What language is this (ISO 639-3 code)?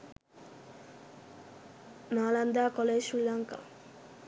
sin